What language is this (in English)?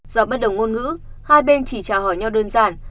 Vietnamese